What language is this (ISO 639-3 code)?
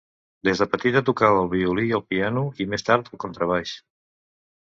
cat